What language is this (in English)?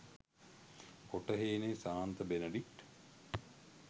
Sinhala